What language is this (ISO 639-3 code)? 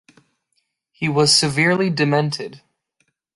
eng